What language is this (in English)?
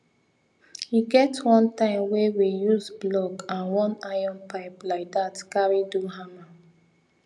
Nigerian Pidgin